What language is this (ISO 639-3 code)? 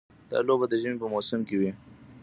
pus